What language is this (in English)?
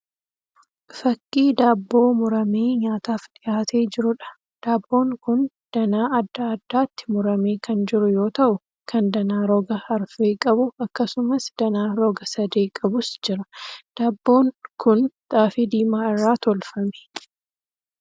Oromo